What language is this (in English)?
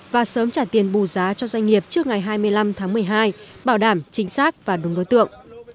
Vietnamese